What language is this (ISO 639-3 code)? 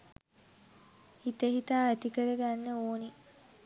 sin